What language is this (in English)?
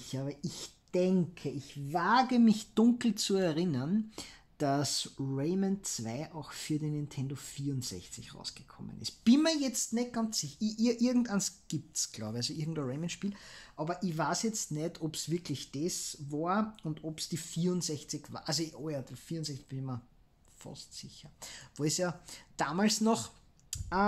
German